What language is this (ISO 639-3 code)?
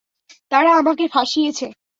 ben